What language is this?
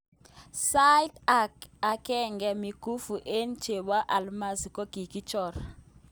Kalenjin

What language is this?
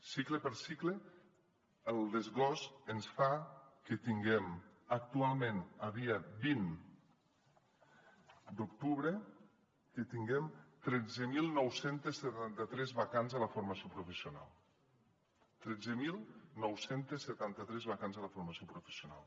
Catalan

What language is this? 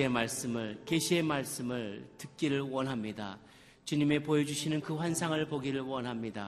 Korean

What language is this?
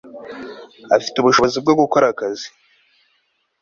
Kinyarwanda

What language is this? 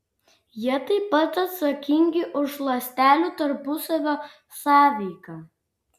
Lithuanian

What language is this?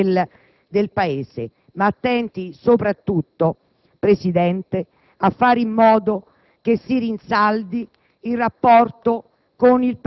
Italian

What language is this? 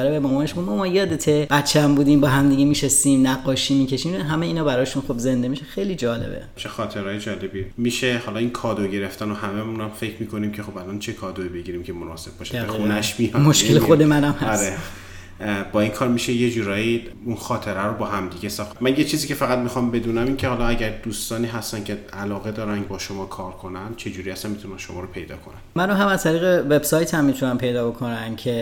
Persian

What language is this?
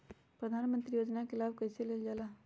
Magahi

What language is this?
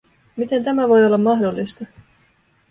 Finnish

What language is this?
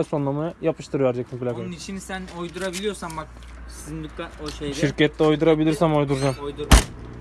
Turkish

